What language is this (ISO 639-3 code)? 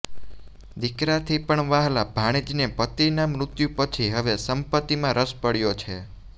guj